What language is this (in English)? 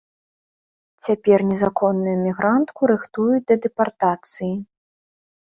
Belarusian